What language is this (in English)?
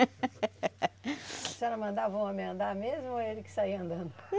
Portuguese